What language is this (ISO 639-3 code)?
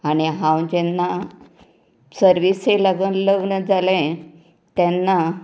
kok